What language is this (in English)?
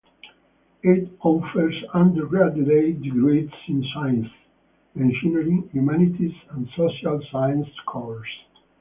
English